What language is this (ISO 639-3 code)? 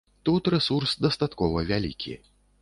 bel